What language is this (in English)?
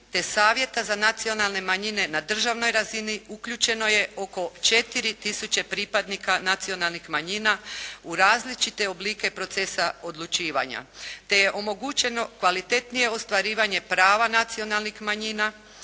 Croatian